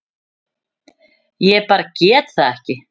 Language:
Icelandic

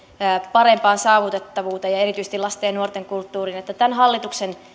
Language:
Finnish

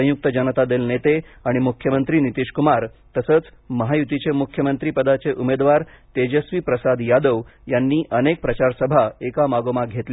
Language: Marathi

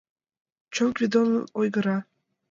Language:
Mari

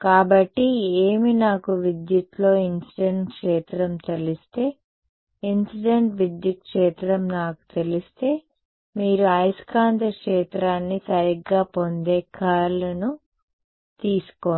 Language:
Telugu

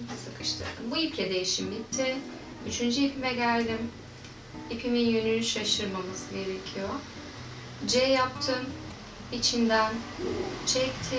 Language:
Turkish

